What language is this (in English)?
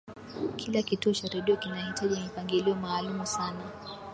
Swahili